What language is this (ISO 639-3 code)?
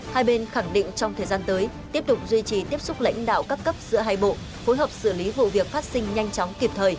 vie